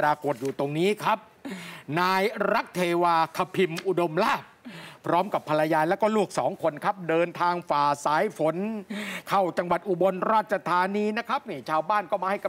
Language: Thai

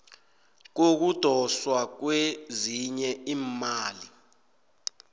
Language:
South Ndebele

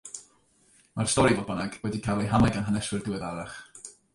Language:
Welsh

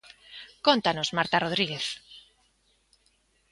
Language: Galician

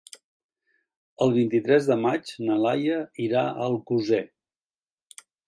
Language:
Catalan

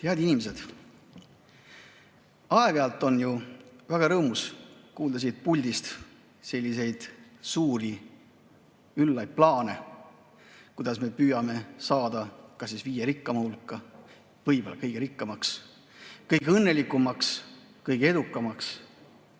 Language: Estonian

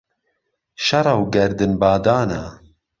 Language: Central Kurdish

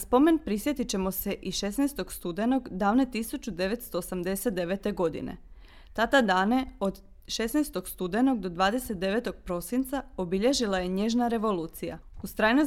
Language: Croatian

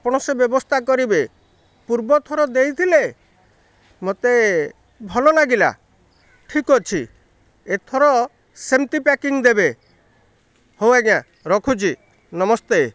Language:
Odia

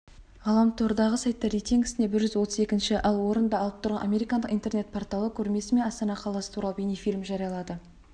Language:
Kazakh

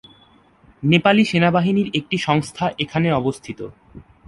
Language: Bangla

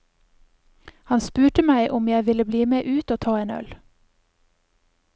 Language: Norwegian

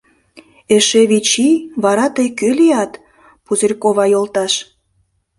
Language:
Mari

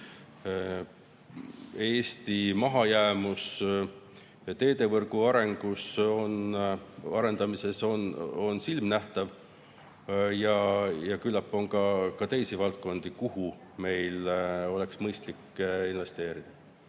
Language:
Estonian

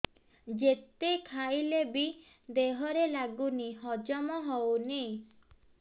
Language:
Odia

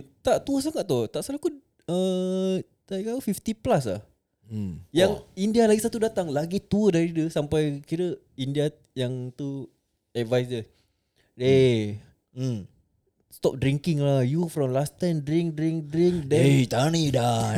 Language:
Malay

